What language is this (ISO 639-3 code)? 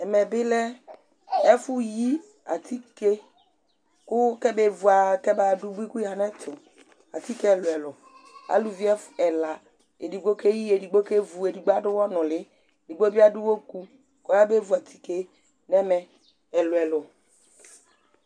kpo